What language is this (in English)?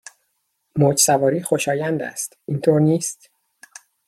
Persian